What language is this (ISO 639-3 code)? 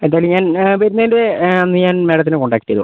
mal